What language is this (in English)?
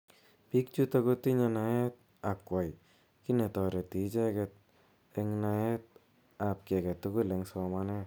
Kalenjin